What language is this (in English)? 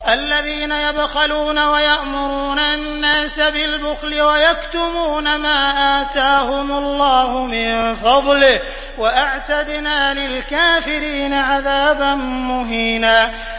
Arabic